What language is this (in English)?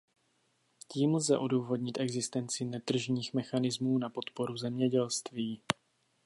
Czech